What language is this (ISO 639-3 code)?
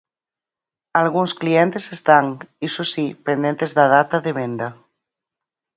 glg